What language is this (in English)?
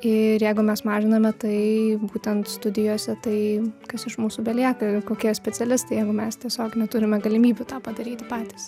Lithuanian